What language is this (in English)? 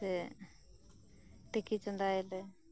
Santali